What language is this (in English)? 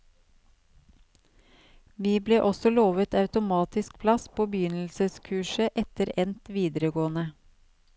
Norwegian